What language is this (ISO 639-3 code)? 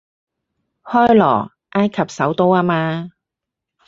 yue